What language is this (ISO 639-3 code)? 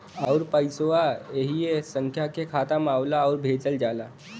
bho